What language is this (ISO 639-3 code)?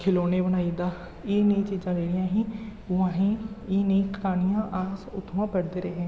doi